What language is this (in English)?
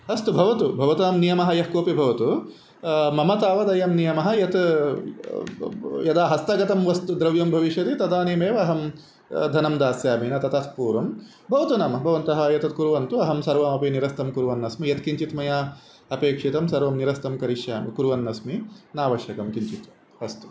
Sanskrit